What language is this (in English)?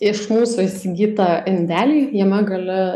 Lithuanian